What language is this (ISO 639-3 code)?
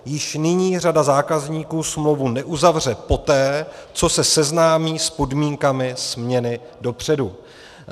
ces